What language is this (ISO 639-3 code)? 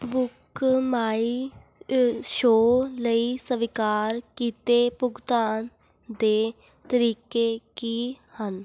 pan